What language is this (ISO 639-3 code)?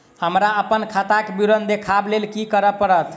mai